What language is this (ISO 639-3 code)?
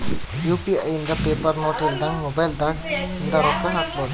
kan